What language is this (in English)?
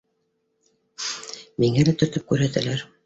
Bashkir